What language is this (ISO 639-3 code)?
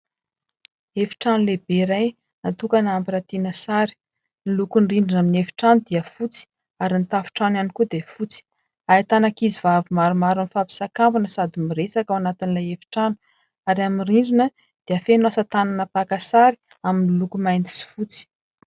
mlg